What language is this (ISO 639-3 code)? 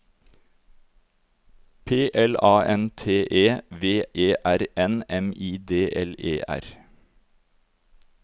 nor